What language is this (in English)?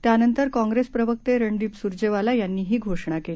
Marathi